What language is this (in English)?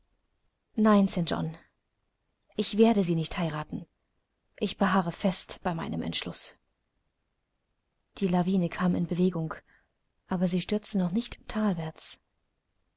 German